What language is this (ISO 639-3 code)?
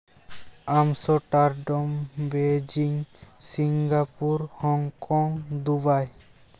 sat